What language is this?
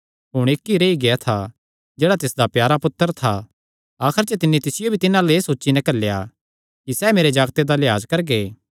Kangri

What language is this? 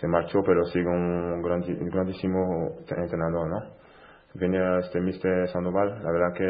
Spanish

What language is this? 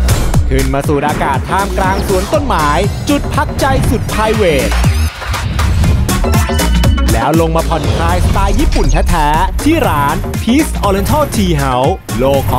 Thai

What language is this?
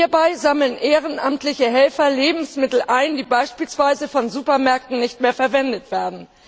German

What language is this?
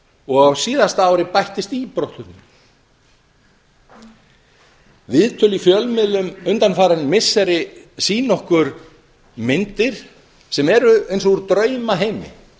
Icelandic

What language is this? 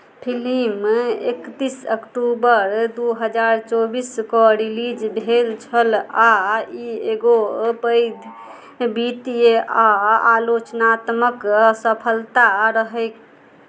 Maithili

